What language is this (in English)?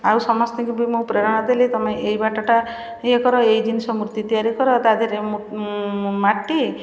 Odia